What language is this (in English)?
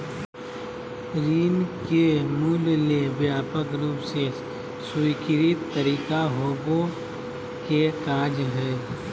Magahi